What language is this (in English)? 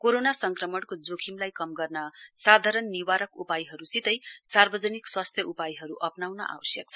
Nepali